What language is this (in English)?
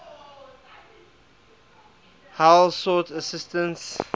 English